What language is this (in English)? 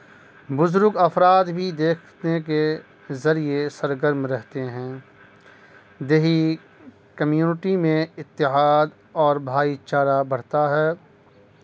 Urdu